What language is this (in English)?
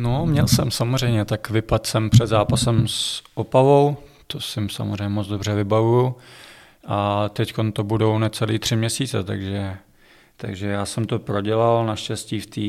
Czech